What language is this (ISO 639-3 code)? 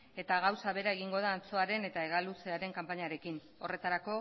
eus